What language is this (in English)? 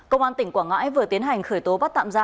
Vietnamese